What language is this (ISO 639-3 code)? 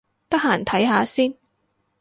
yue